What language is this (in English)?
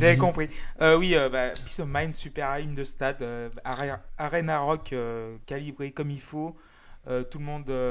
French